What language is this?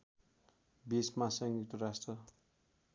Nepali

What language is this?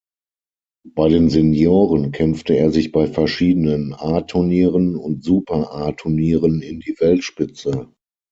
German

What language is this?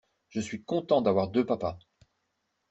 French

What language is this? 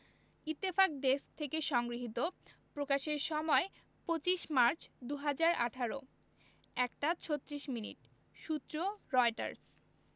Bangla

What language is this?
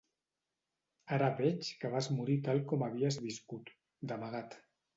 Catalan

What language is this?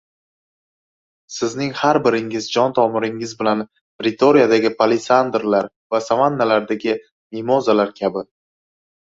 Uzbek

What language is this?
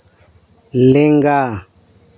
Santali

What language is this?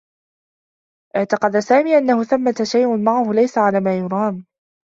Arabic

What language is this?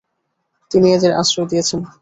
Bangla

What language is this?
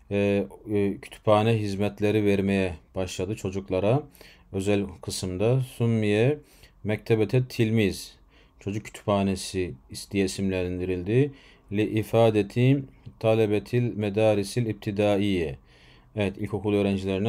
Turkish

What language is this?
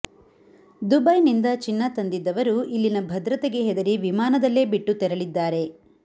Kannada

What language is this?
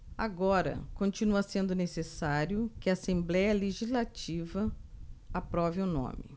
Portuguese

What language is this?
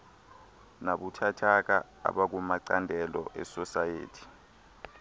Xhosa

